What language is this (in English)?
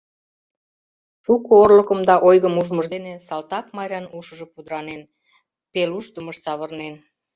Mari